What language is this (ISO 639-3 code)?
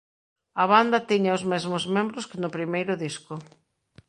glg